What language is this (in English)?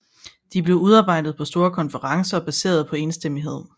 Danish